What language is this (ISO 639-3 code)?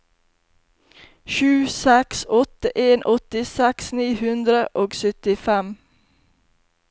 nor